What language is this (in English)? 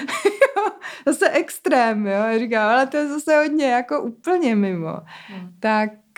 Czech